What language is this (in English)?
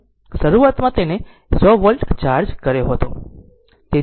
Gujarati